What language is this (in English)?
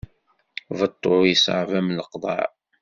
Kabyle